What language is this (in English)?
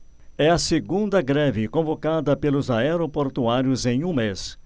Portuguese